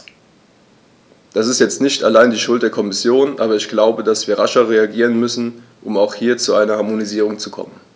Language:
German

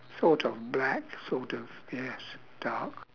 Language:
English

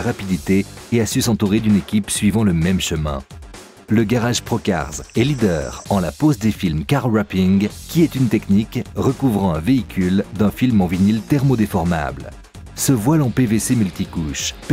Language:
French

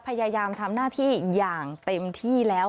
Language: Thai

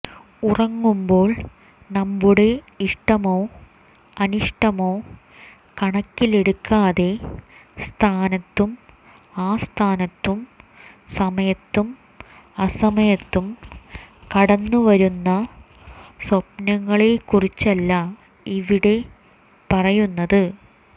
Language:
Malayalam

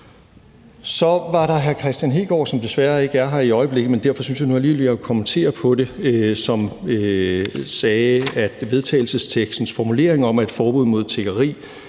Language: Danish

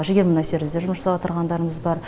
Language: Kazakh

